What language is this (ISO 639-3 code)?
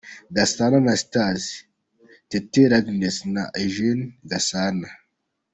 kin